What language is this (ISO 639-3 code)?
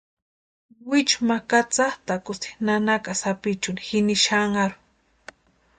pua